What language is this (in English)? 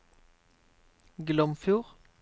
Norwegian